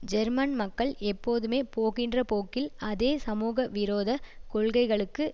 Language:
Tamil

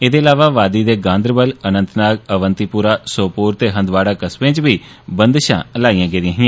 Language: Dogri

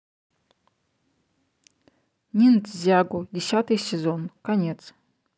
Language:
Russian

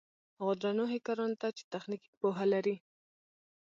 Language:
Pashto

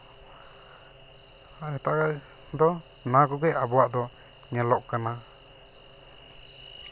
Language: Santali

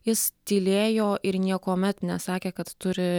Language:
Lithuanian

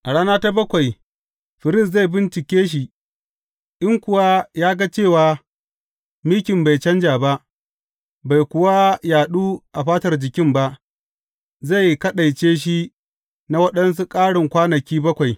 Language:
Hausa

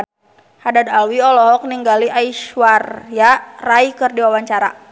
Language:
Sundanese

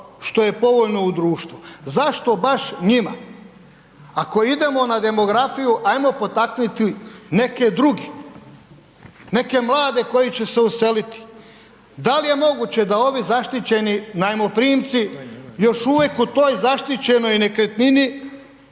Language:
Croatian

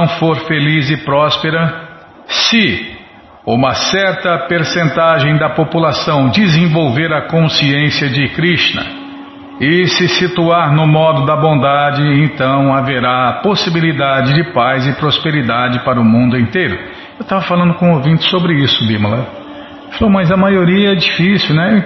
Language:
Portuguese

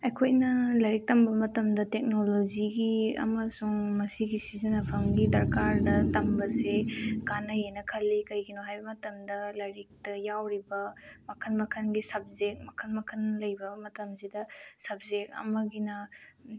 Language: Manipuri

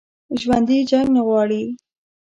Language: Pashto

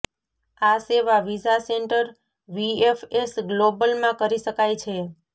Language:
Gujarati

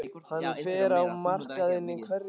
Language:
Icelandic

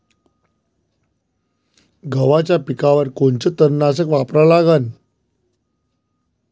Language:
Marathi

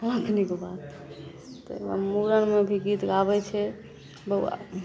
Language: Maithili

